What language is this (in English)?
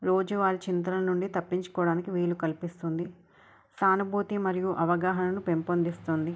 Telugu